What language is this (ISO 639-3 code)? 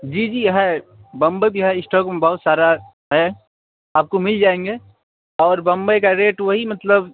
urd